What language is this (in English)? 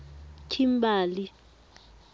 Tswana